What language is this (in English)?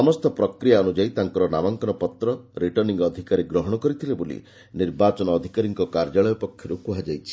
Odia